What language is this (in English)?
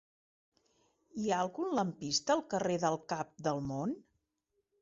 Catalan